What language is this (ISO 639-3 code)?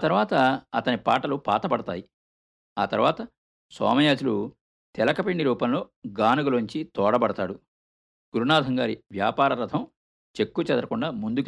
tel